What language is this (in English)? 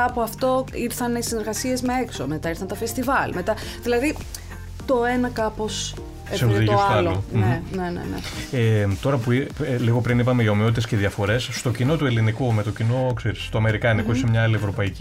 Greek